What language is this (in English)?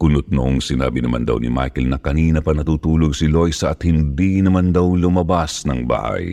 Filipino